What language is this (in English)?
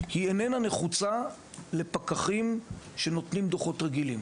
Hebrew